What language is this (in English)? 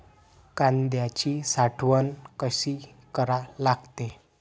Marathi